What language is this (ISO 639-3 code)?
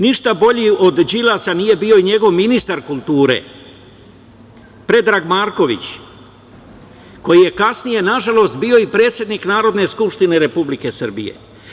srp